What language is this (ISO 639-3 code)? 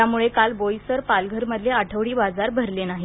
mar